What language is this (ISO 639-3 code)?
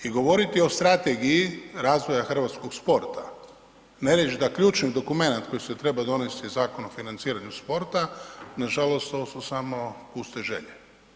hrv